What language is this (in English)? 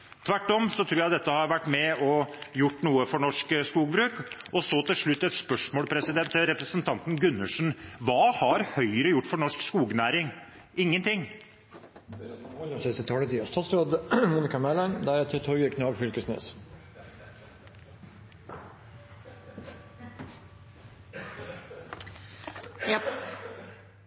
Norwegian Bokmål